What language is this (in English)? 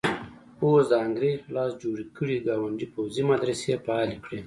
Pashto